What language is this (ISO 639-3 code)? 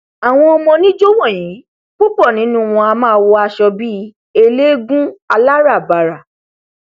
yor